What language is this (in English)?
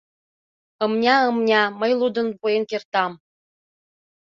Mari